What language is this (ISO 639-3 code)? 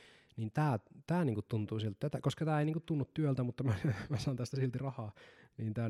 fin